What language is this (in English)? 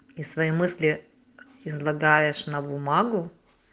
Russian